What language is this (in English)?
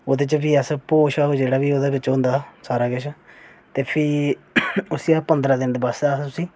Dogri